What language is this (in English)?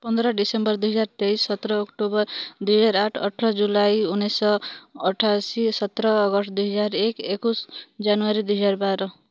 Odia